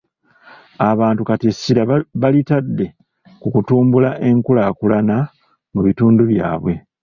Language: Ganda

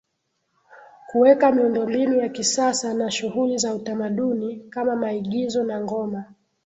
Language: Swahili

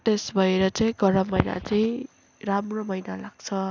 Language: Nepali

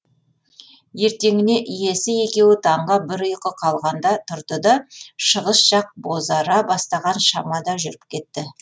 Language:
Kazakh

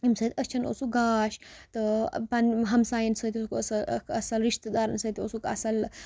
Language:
Kashmiri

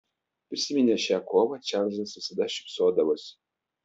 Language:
Lithuanian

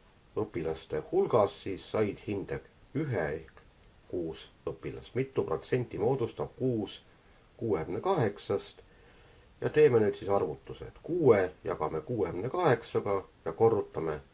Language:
Finnish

